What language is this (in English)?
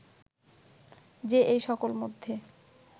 Bangla